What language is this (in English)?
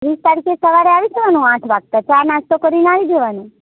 Gujarati